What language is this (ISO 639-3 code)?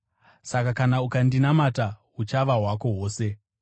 sna